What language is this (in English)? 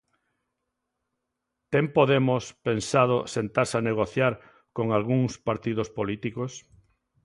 Galician